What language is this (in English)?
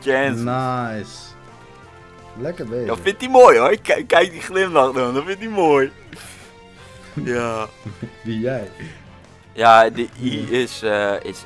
Dutch